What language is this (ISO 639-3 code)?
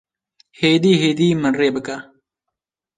kur